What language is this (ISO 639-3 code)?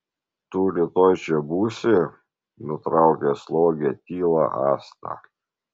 lit